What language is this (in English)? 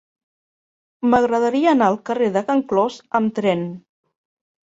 Catalan